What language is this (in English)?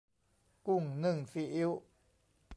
Thai